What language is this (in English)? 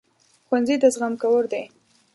Pashto